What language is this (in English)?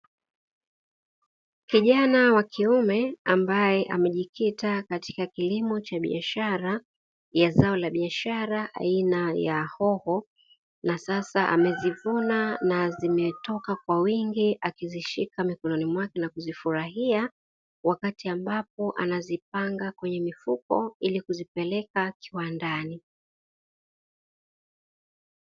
Swahili